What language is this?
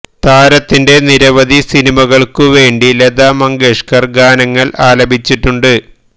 Malayalam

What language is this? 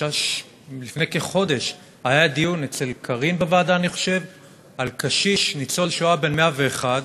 Hebrew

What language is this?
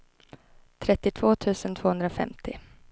Swedish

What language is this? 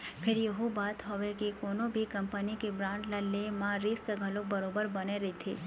Chhattisgarhi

